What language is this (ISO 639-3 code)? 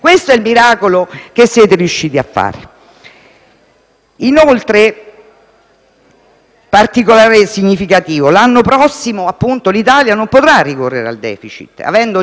ita